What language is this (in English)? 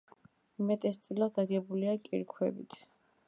Georgian